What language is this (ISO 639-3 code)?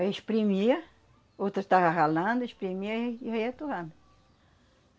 por